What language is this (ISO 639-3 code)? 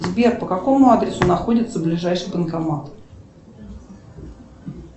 rus